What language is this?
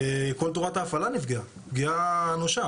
Hebrew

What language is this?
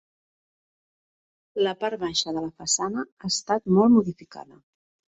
Catalan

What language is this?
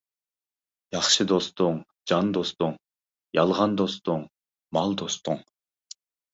Uyghur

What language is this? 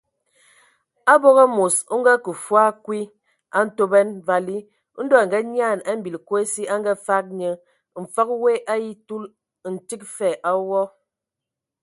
Ewondo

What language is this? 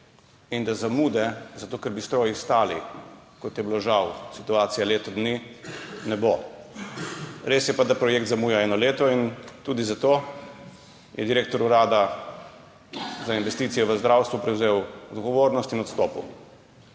Slovenian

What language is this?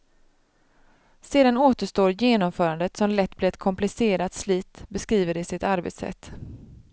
Swedish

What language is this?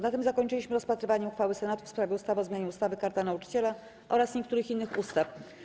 Polish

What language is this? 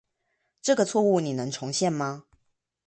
Chinese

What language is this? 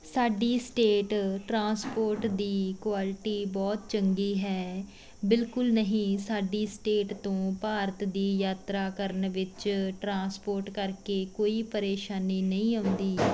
Punjabi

